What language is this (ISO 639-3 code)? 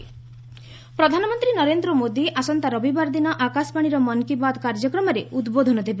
ori